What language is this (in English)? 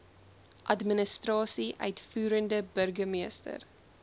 Afrikaans